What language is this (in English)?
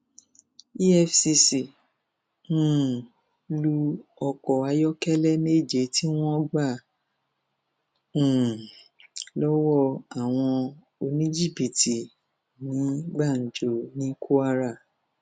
Yoruba